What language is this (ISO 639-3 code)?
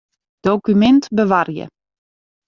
fry